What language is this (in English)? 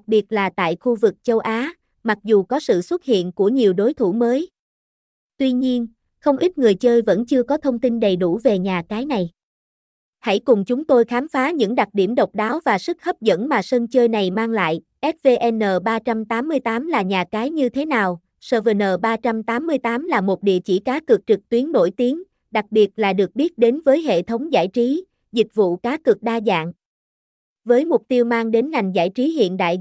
Vietnamese